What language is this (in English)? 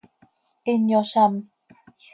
Seri